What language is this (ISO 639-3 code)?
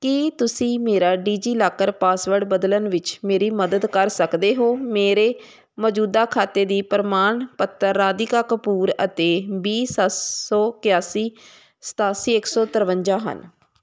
pan